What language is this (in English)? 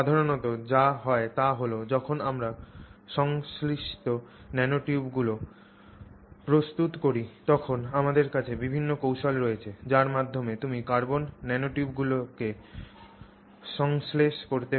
Bangla